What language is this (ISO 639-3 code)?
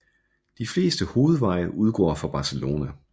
dan